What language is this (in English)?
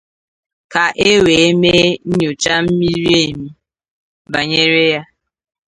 Igbo